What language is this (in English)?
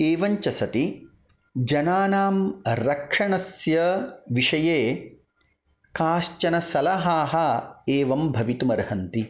Sanskrit